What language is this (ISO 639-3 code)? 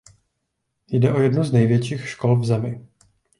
ces